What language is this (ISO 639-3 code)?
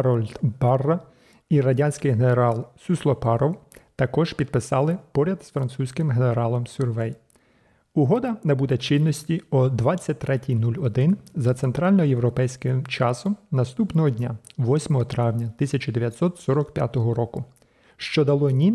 ukr